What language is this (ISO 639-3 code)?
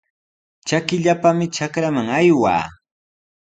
qws